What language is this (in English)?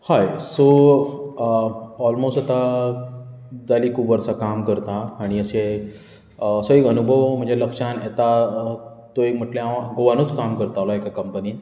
Konkani